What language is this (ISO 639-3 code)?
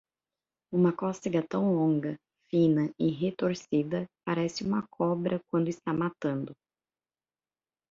por